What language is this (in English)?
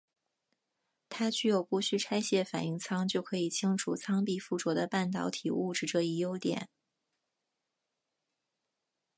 Chinese